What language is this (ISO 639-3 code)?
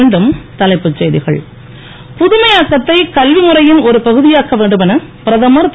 tam